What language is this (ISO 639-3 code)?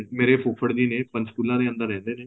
pan